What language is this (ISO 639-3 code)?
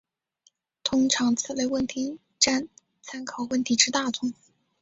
zho